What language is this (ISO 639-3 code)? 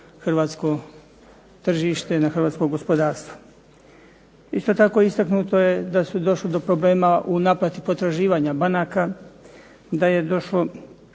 hrv